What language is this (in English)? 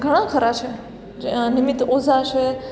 Gujarati